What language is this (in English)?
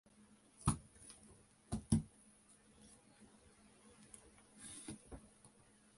Japanese